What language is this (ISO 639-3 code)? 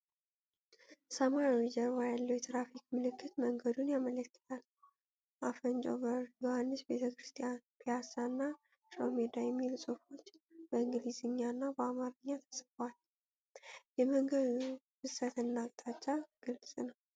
amh